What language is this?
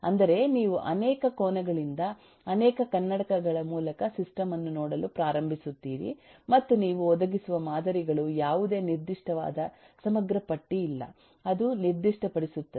Kannada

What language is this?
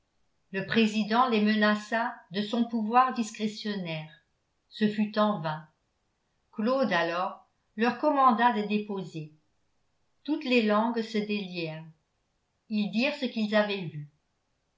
French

